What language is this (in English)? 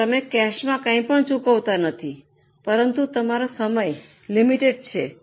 Gujarati